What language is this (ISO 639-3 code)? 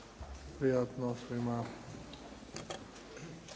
hrv